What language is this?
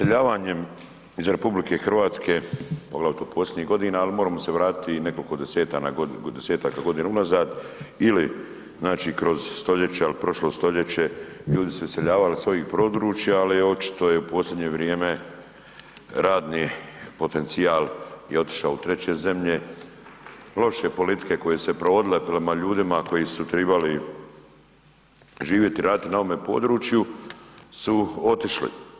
Croatian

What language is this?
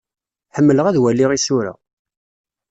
Kabyle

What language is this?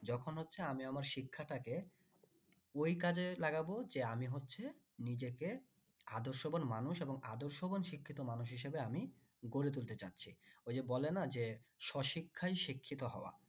Bangla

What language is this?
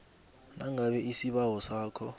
South Ndebele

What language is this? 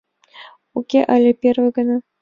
Mari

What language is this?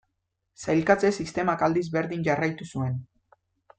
Basque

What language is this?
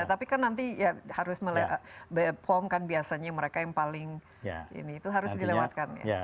Indonesian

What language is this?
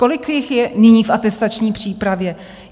Czech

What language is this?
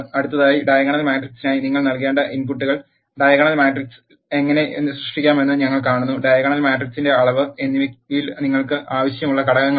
Malayalam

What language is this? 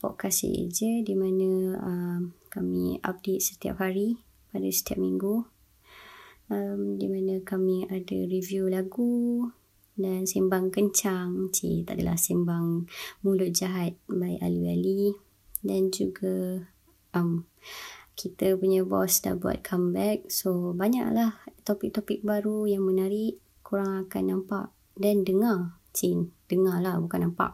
Malay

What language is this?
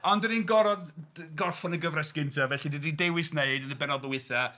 Welsh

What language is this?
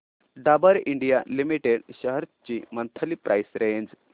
Marathi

